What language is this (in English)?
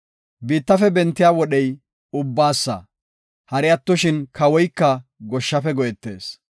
Gofa